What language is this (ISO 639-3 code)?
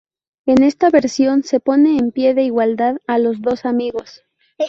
spa